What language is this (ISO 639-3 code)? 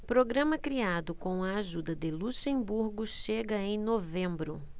por